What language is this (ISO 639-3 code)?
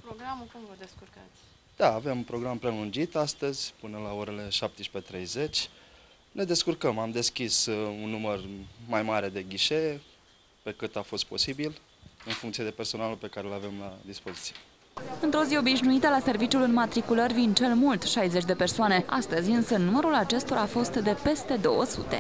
ron